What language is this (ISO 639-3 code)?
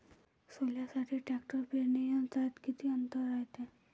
mar